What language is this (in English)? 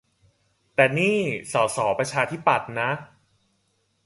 Thai